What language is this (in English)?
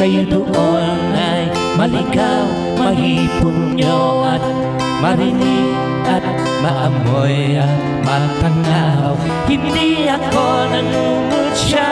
Indonesian